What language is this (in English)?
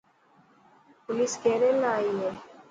Dhatki